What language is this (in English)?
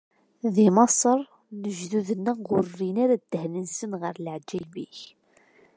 Kabyle